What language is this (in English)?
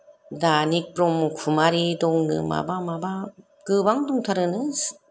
Bodo